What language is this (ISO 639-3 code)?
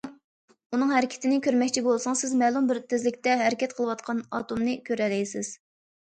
uig